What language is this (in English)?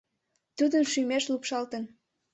Mari